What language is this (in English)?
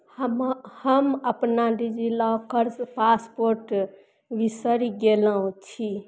Maithili